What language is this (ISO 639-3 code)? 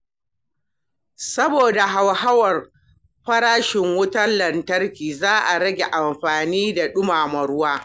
hau